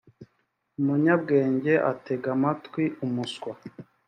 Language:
Kinyarwanda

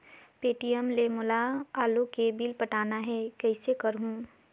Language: Chhattisgarhi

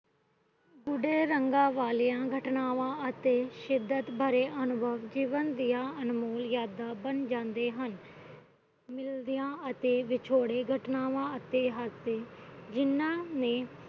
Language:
Punjabi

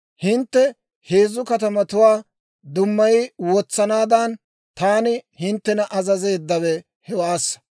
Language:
Dawro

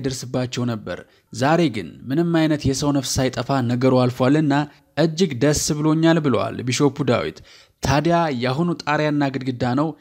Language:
Arabic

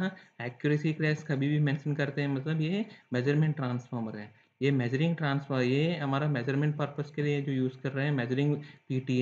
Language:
Hindi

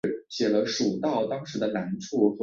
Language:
Chinese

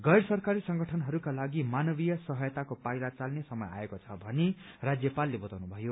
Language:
Nepali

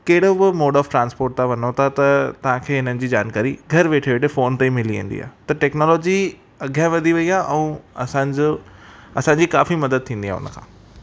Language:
Sindhi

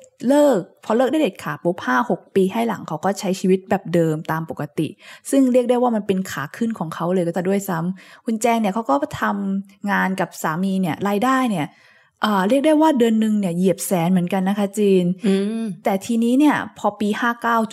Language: Thai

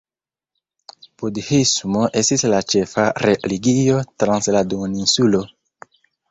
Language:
Esperanto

